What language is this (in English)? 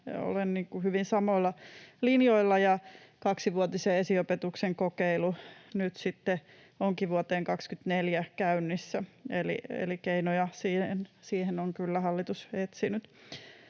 Finnish